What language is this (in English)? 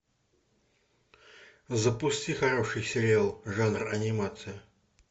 Russian